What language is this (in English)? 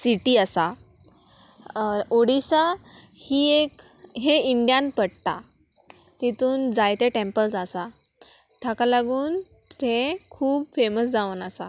Konkani